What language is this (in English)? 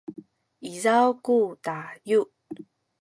Sakizaya